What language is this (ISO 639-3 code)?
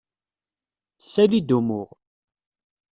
kab